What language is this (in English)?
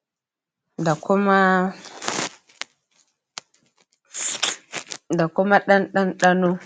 Hausa